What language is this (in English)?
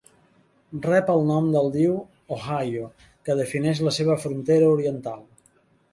Catalan